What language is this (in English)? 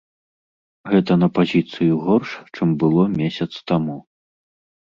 Belarusian